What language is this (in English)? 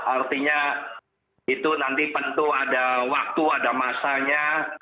Indonesian